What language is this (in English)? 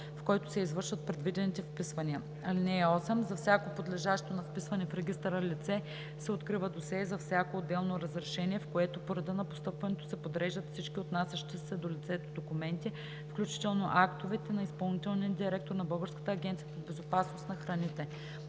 Bulgarian